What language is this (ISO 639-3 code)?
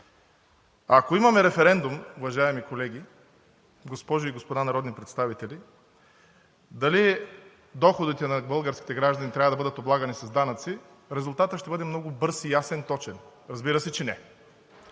bul